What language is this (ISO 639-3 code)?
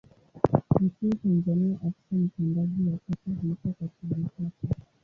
swa